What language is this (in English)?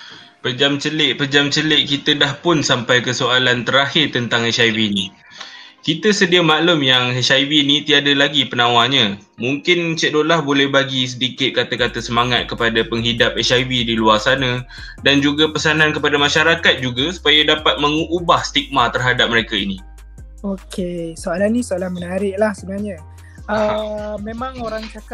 Malay